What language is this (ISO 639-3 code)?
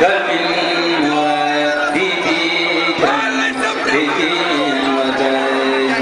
ara